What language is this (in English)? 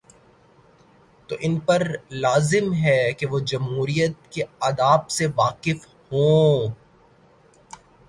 Urdu